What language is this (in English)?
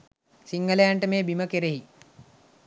Sinhala